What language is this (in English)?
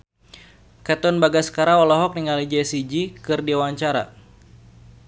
Sundanese